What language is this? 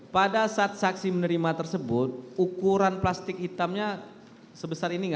Indonesian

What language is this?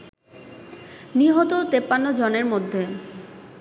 Bangla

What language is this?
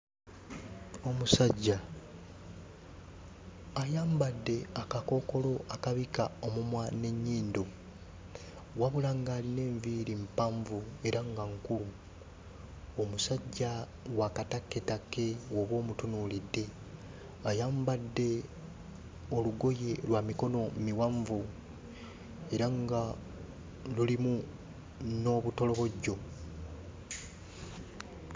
Ganda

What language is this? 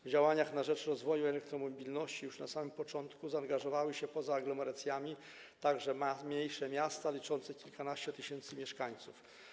Polish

